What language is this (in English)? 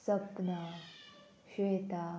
Konkani